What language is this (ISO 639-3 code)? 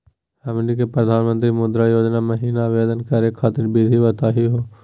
mag